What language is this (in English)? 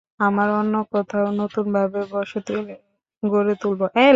Bangla